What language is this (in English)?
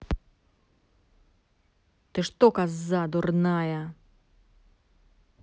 Russian